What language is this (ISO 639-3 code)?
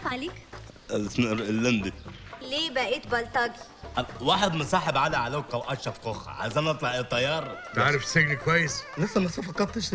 ara